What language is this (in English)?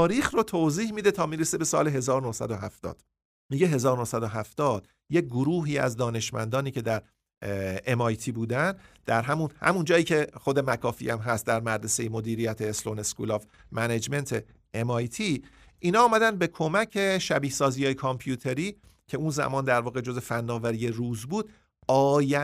Persian